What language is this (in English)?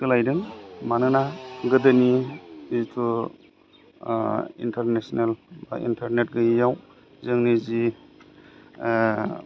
Bodo